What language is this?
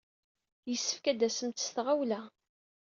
Kabyle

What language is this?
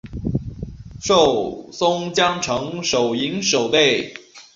Chinese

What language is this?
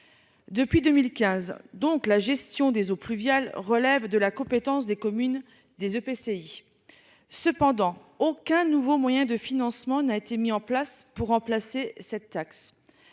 French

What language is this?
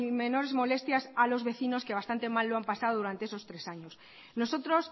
Spanish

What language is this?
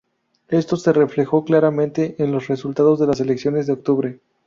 Spanish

